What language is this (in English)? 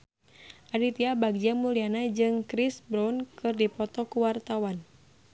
Sundanese